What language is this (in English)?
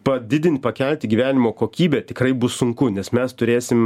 Lithuanian